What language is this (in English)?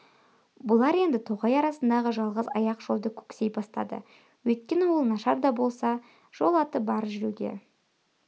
Kazakh